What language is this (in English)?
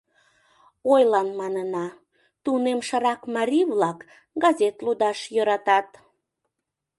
Mari